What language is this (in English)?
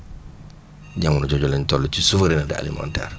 Wolof